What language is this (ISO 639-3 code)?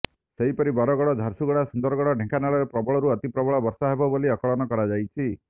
ori